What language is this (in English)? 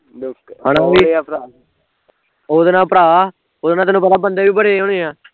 Punjabi